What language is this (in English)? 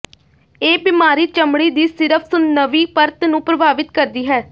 Punjabi